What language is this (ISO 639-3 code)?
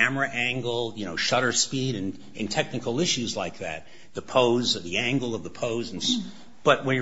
eng